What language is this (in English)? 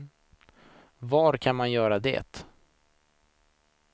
Swedish